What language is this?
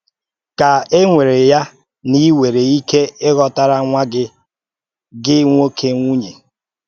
Igbo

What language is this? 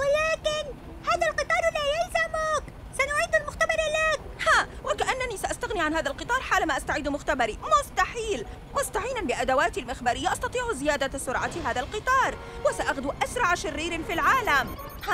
Arabic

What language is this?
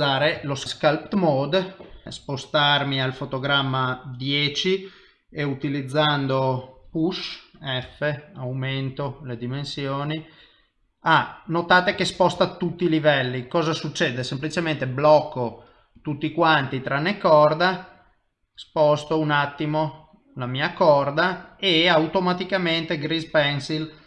Italian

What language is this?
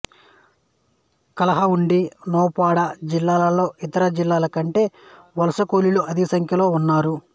Telugu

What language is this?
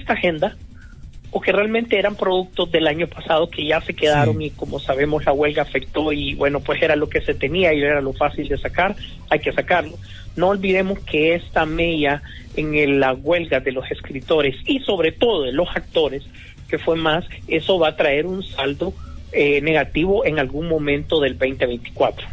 Spanish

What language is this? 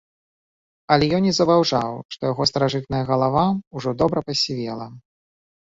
Belarusian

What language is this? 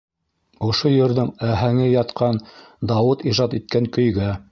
Bashkir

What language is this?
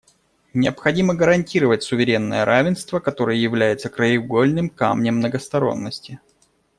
Russian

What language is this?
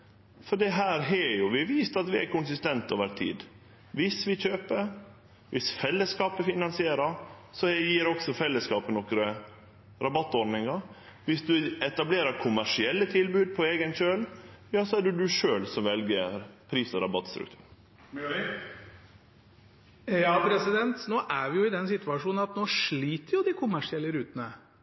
Norwegian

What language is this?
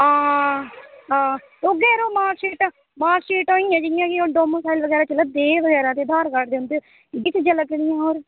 Dogri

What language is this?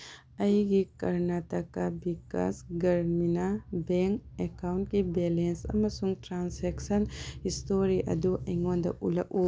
Manipuri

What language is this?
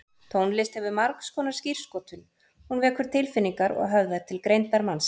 Icelandic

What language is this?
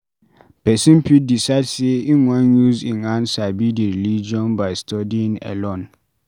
Nigerian Pidgin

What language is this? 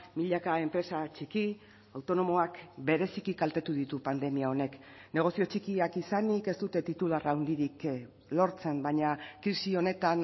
Basque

